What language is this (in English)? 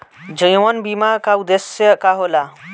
Bhojpuri